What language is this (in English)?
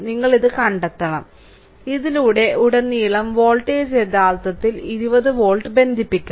Malayalam